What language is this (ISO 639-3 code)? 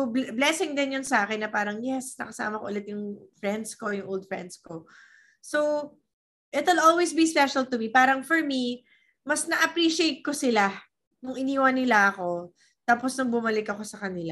fil